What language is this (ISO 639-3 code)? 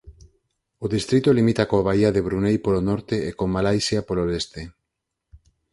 glg